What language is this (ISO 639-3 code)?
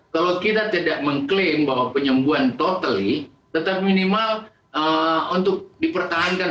ind